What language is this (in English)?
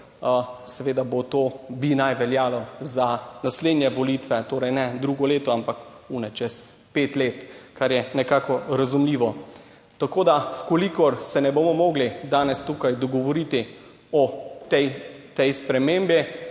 Slovenian